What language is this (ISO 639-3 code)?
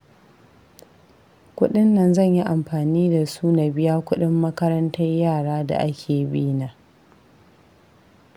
hau